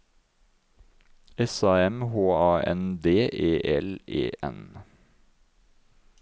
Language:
Norwegian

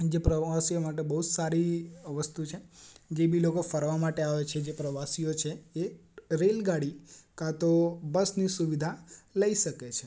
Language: Gujarati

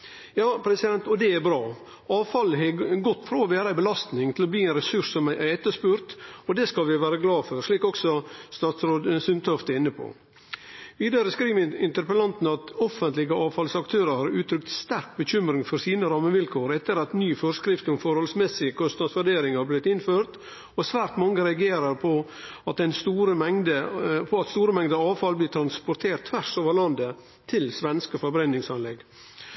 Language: Norwegian Nynorsk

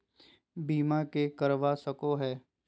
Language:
Magahi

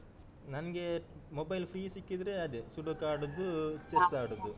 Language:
Kannada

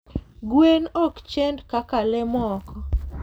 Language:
Luo (Kenya and Tanzania)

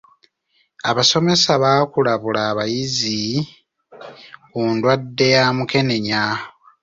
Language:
Ganda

